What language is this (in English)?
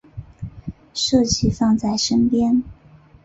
Chinese